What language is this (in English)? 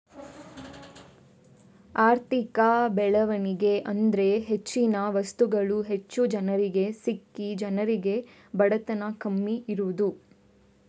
Kannada